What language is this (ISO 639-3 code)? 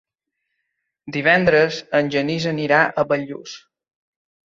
cat